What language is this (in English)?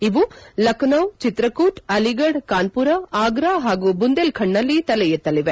Kannada